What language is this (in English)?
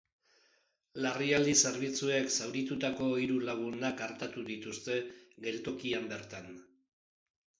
Basque